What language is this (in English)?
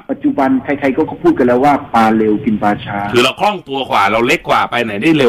Thai